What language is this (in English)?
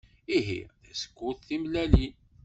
Kabyle